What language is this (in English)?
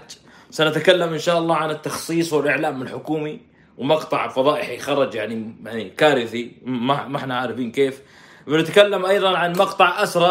Arabic